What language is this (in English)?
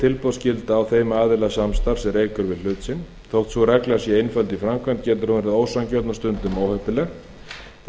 Icelandic